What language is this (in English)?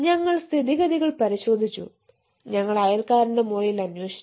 Malayalam